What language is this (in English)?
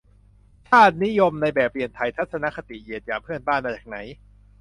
Thai